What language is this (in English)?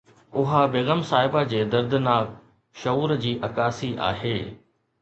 Sindhi